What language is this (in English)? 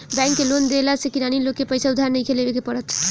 Bhojpuri